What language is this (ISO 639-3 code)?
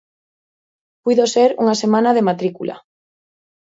glg